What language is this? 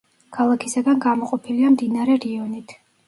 Georgian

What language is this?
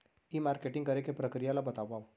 Chhattisgarhi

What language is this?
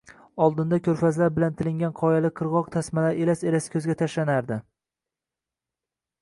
Uzbek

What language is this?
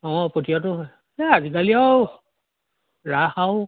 Assamese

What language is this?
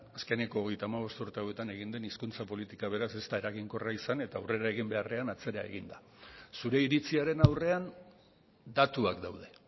Basque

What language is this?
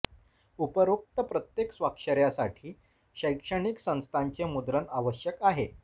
Marathi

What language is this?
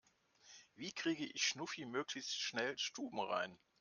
German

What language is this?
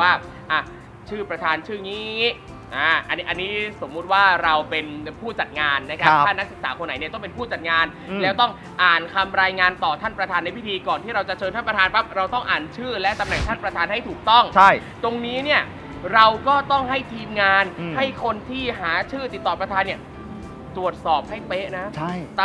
Thai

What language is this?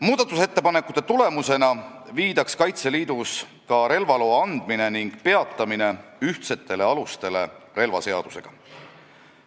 Estonian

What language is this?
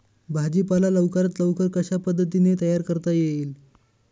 Marathi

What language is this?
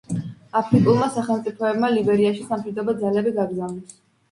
Georgian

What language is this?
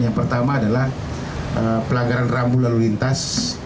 Indonesian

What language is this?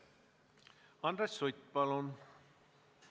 Estonian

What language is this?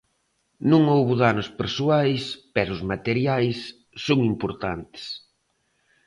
Galician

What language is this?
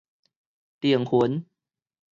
Min Nan Chinese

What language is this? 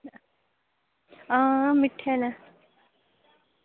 Dogri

